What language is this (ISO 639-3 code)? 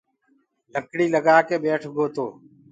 ggg